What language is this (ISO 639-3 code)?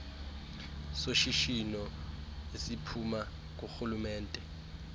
xho